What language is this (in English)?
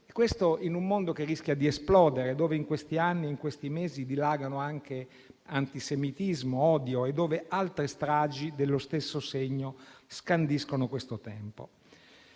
Italian